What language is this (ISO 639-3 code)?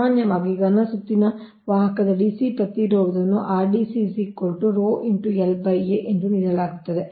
kan